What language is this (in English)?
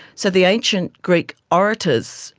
English